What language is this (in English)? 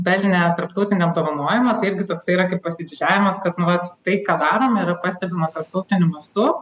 Lithuanian